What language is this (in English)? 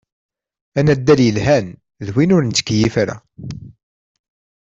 Kabyle